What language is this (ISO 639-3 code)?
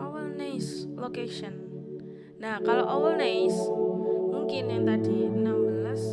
ind